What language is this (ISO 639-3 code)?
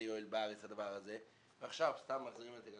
heb